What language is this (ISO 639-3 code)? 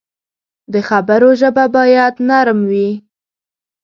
pus